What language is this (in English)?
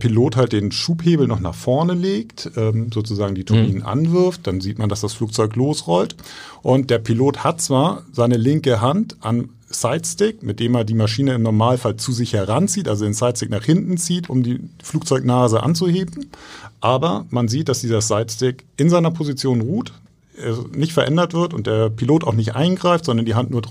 German